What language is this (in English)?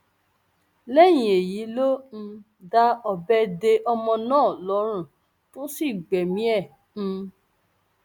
Yoruba